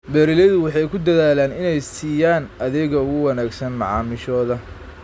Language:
Somali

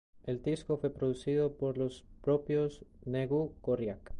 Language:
Spanish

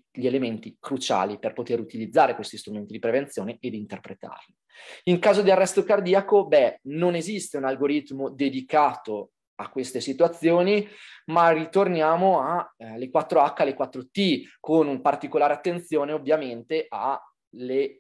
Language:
Italian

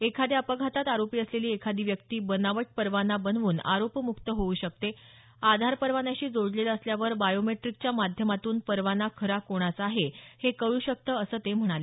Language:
Marathi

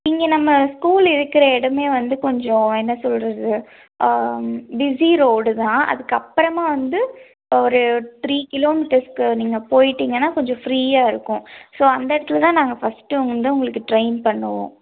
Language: Tamil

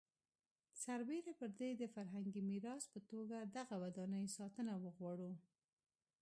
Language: Pashto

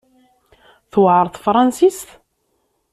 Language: Kabyle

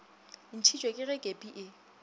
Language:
Northern Sotho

